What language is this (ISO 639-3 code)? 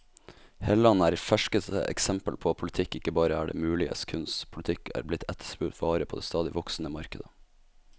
nor